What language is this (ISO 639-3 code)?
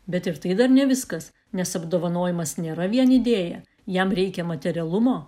lit